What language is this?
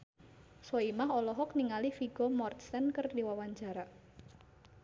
Sundanese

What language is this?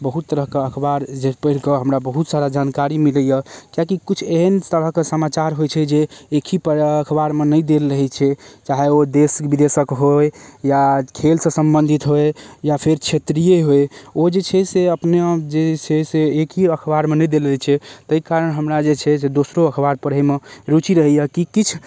Maithili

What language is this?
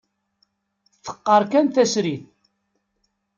Kabyle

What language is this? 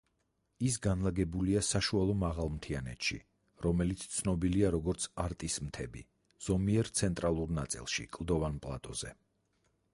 Georgian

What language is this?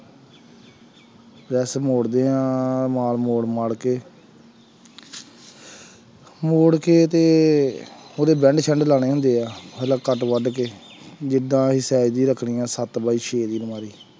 Punjabi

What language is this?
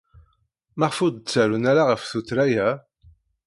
Kabyle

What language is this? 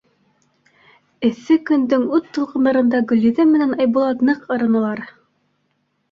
Bashkir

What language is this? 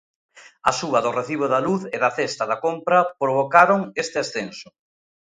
Galician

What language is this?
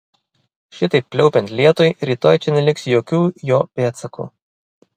Lithuanian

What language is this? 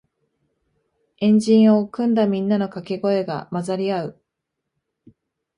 Japanese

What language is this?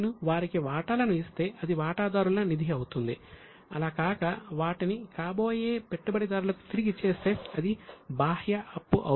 Telugu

